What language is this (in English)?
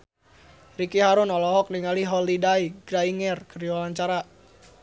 Sundanese